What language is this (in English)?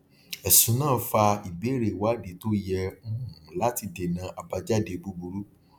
Yoruba